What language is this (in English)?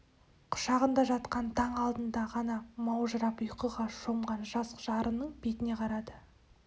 Kazakh